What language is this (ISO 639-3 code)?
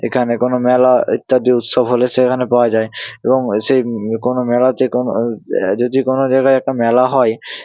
ben